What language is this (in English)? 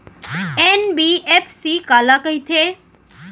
Chhattisgarhi